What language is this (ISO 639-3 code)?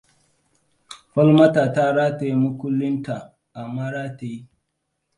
hau